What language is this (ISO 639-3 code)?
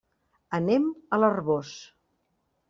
cat